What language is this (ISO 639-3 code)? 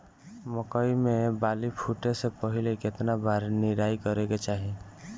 bho